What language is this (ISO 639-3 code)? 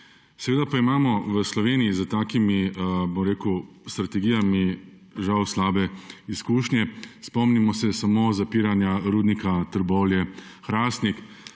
slv